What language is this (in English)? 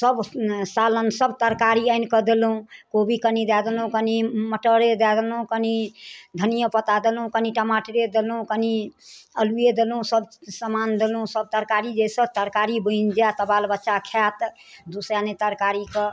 Maithili